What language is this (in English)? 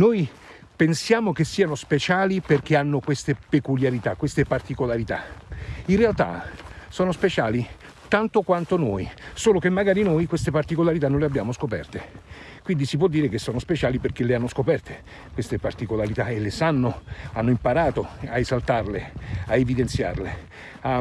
Italian